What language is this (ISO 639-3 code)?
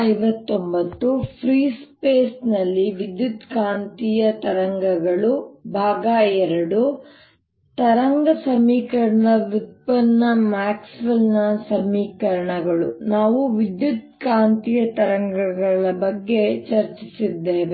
kan